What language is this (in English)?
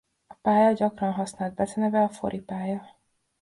Hungarian